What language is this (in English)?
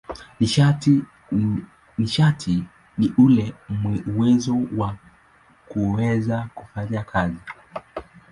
Swahili